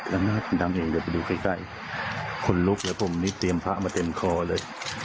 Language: Thai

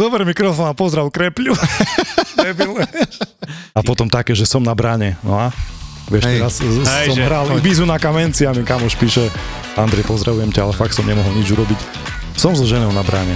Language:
Slovak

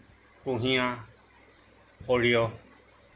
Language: Assamese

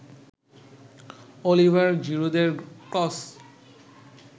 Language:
Bangla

